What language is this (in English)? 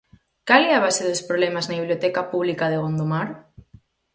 Galician